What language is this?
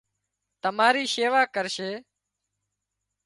Wadiyara Koli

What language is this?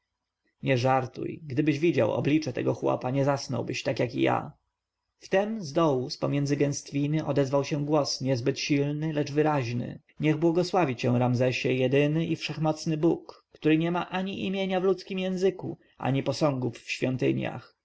Polish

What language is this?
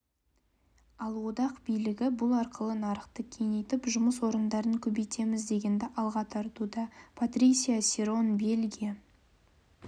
Kazakh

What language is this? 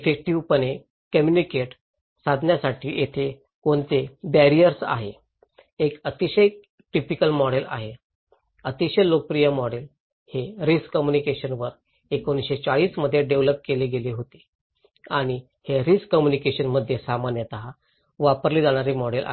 Marathi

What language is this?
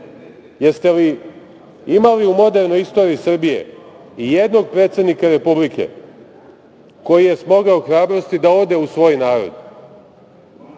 Serbian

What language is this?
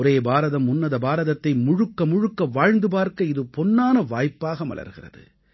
Tamil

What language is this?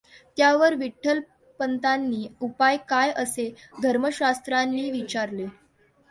Marathi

